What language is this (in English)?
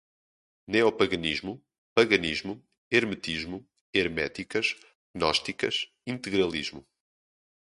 Portuguese